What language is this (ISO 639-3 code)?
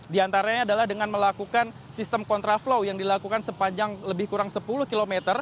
ind